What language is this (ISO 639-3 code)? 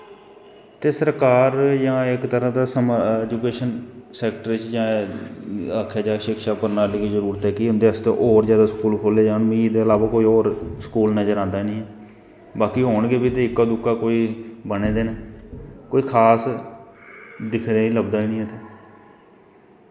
doi